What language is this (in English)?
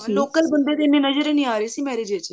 Punjabi